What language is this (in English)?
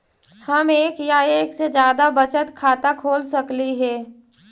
Magahi